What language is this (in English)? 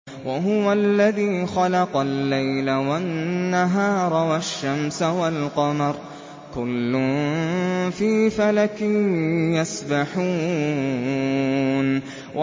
Arabic